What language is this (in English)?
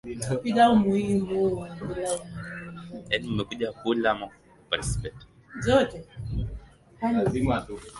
Swahili